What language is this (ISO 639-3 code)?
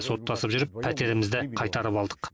kaz